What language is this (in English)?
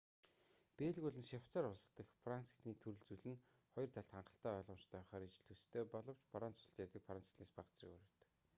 Mongolian